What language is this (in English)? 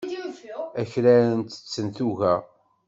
Kabyle